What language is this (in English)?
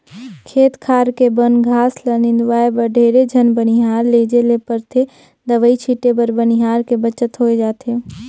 Chhattisgarhi